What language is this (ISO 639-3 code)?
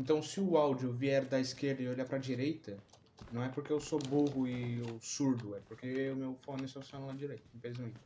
por